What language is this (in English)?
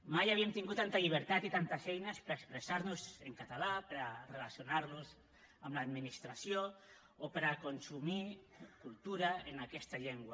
Catalan